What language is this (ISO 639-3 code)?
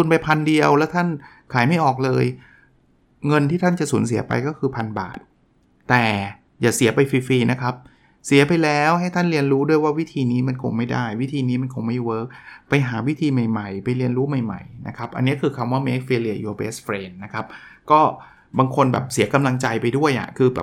tha